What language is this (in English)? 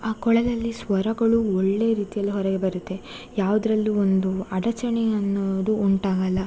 Kannada